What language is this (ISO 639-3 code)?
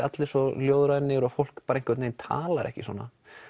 isl